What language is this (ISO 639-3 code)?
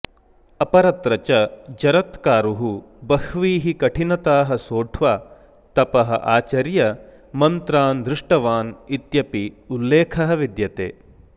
san